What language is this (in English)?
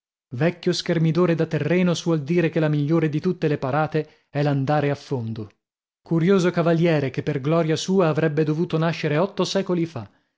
Italian